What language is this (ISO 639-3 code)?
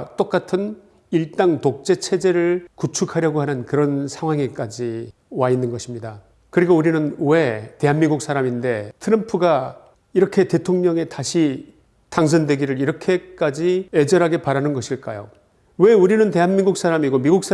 kor